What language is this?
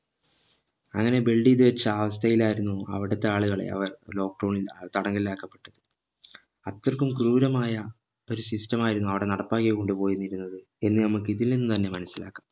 Malayalam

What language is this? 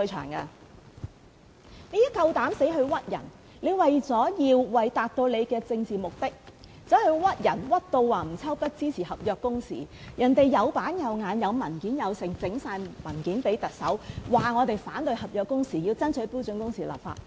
Cantonese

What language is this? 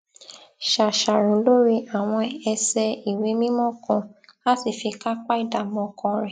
Yoruba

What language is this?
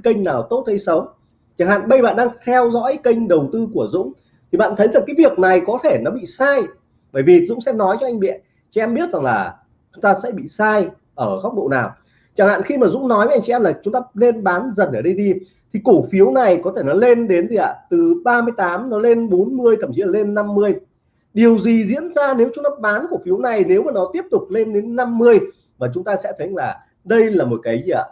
Vietnamese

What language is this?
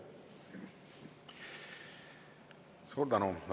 Estonian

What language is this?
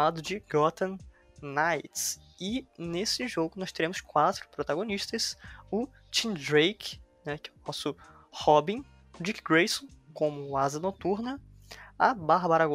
Portuguese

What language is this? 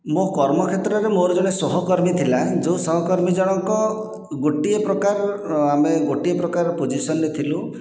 Odia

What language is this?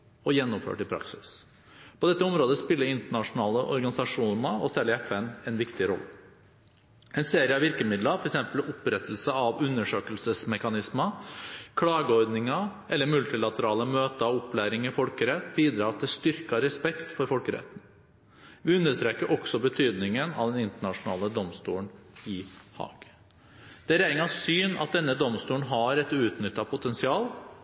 Norwegian Bokmål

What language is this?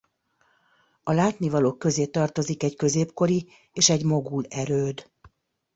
Hungarian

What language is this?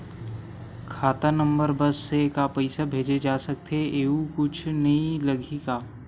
Chhattisgarhi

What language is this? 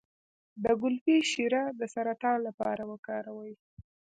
Pashto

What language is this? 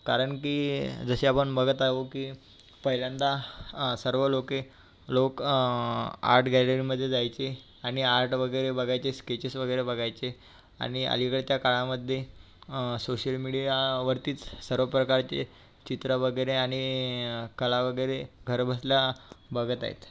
Marathi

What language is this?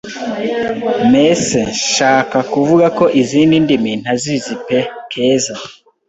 Kinyarwanda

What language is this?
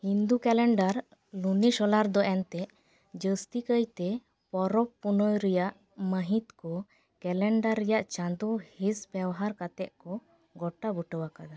Santali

